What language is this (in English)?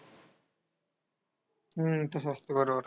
Marathi